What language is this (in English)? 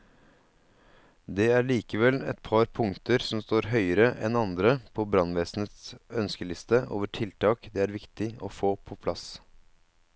Norwegian